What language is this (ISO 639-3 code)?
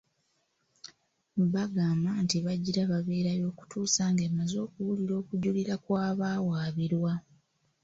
lug